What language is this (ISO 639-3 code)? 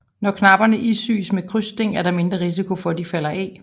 dan